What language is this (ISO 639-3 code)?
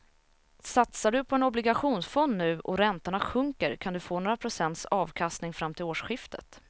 swe